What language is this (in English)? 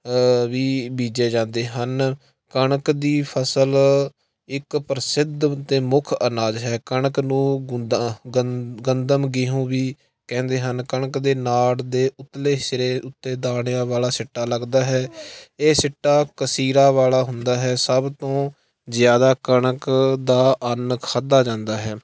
Punjabi